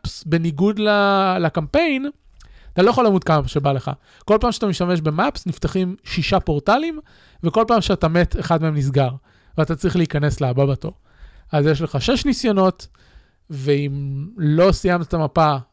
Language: Hebrew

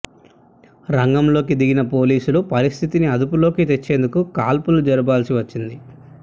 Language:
Telugu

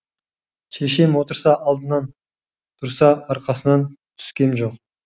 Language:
Kazakh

